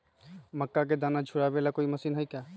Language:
Magahi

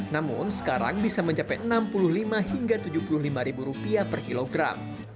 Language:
Indonesian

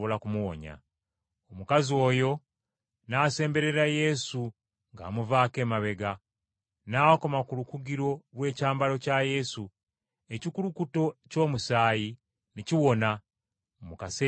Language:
Ganda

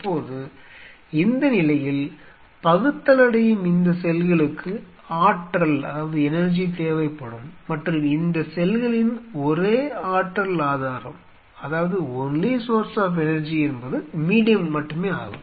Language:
Tamil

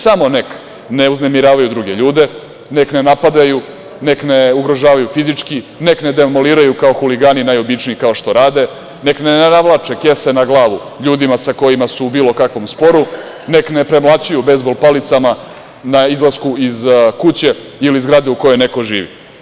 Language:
Serbian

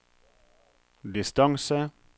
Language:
Norwegian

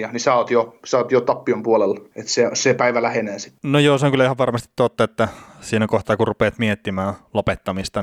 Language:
Finnish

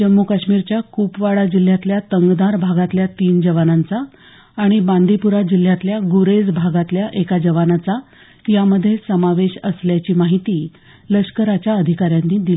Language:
Marathi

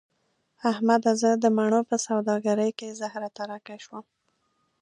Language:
Pashto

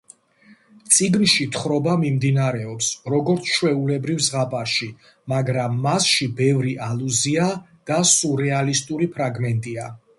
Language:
Georgian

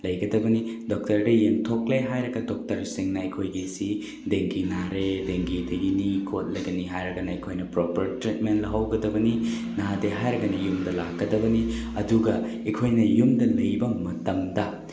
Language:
Manipuri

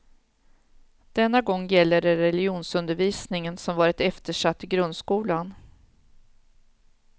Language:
Swedish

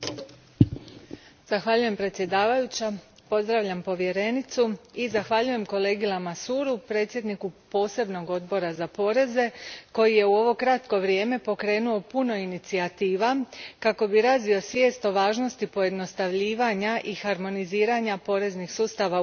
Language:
Croatian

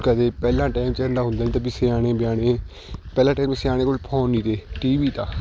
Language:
Punjabi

